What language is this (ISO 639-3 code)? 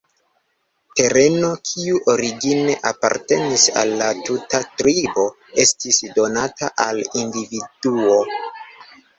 epo